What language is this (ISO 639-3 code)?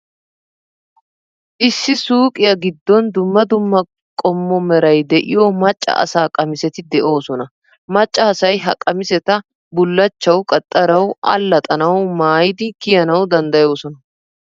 wal